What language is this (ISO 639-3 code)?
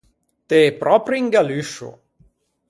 lij